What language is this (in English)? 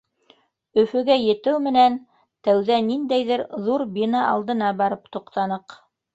Bashkir